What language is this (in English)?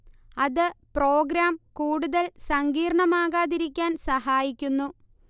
Malayalam